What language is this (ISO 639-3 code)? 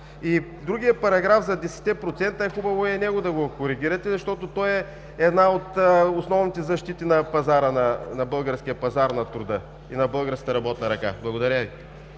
bul